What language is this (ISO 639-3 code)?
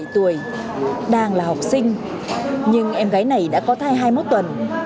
vie